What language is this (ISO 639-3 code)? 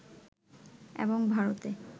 ben